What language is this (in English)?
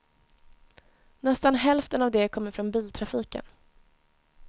Swedish